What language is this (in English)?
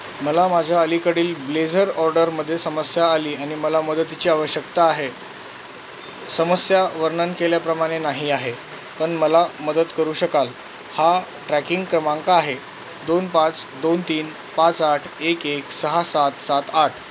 Marathi